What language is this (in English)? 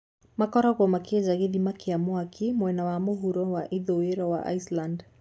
Kikuyu